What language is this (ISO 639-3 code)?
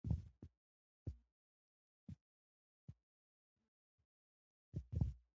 pus